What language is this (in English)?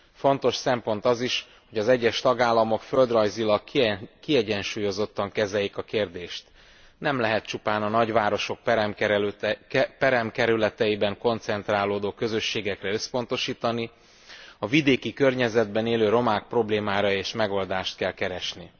Hungarian